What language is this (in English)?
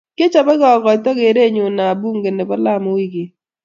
Kalenjin